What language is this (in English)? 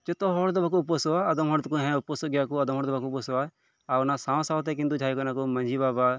Santali